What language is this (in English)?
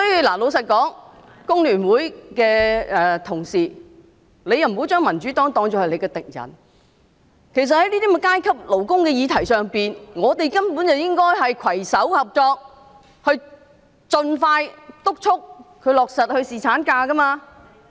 Cantonese